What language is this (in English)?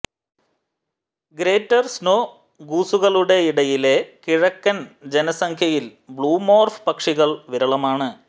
Malayalam